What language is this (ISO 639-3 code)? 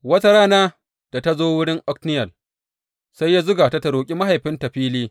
hau